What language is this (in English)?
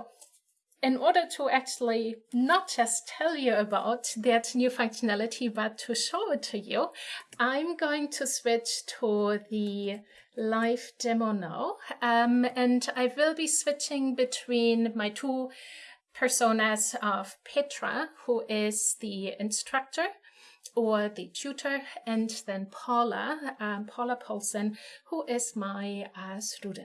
English